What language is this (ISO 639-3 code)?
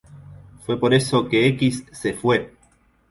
spa